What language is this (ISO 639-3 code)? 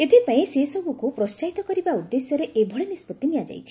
ori